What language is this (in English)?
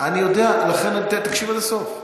Hebrew